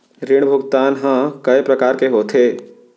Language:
Chhattisgarhi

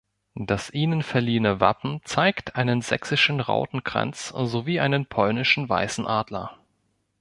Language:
German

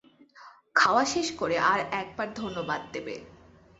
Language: Bangla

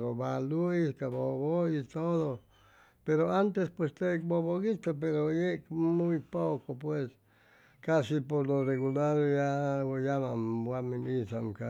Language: Chimalapa Zoque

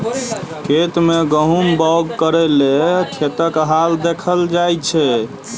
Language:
Maithili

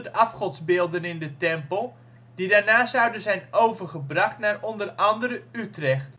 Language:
Dutch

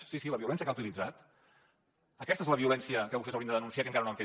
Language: Catalan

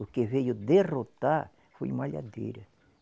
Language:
Portuguese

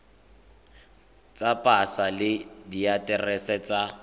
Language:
Tswana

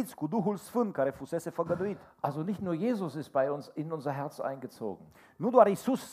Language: Romanian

